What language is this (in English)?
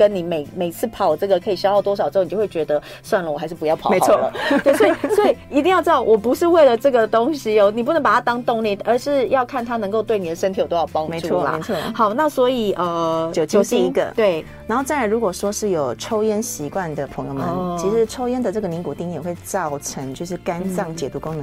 Chinese